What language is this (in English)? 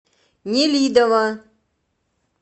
Russian